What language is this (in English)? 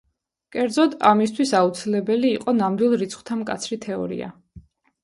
Georgian